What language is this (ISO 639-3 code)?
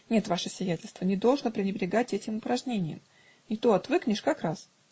rus